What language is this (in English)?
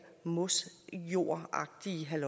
Danish